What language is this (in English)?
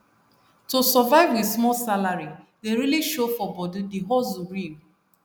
Nigerian Pidgin